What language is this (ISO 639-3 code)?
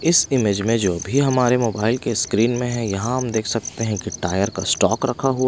hin